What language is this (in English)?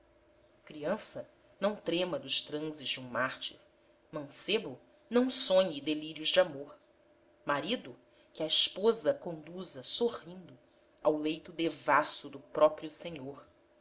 Portuguese